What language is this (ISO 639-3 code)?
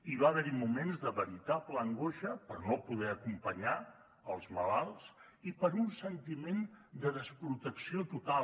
cat